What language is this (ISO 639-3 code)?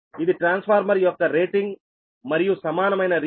tel